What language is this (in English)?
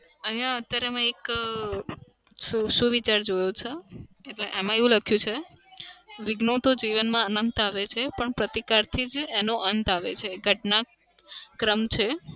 Gujarati